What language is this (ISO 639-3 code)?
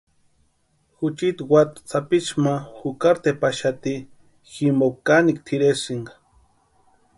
pua